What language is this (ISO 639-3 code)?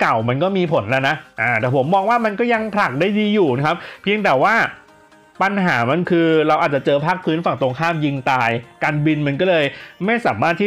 tha